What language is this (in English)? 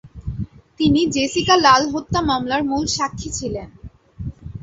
Bangla